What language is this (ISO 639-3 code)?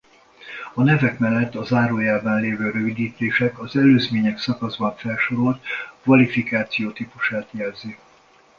hun